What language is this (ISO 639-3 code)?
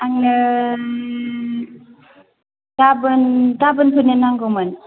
brx